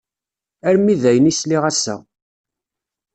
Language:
Kabyle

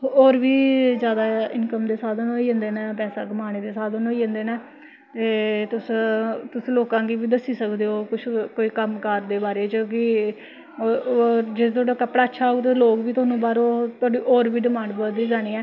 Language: Dogri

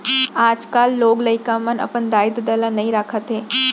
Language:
Chhattisgarhi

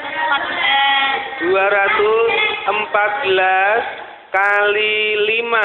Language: Indonesian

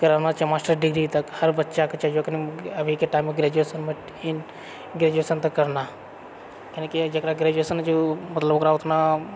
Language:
Maithili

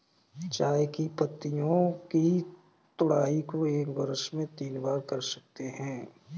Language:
Hindi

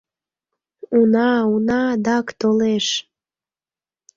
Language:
Mari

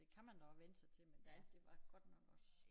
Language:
Danish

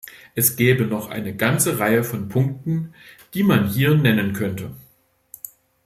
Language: German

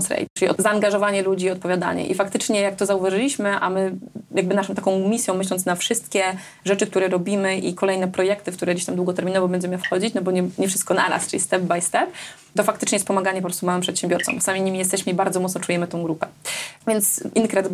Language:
Polish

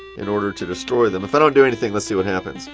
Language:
English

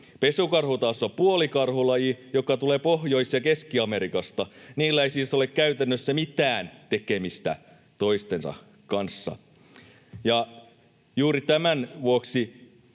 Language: Finnish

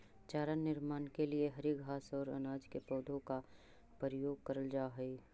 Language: Magahi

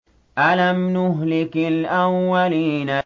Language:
Arabic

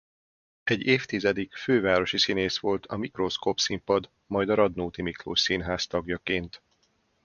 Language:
Hungarian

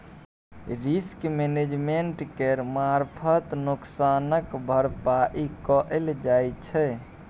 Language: Maithili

